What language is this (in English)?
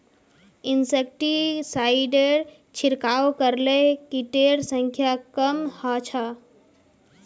Magahi